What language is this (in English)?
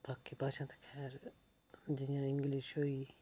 Dogri